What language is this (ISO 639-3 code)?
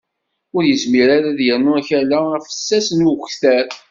kab